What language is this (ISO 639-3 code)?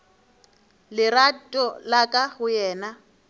nso